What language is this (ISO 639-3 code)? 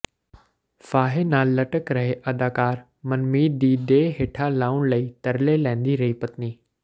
pan